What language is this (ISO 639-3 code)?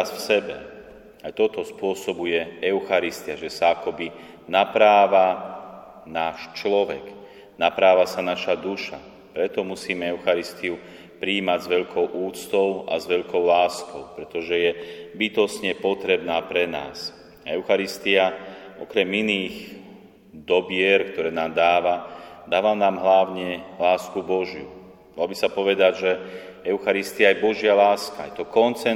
slk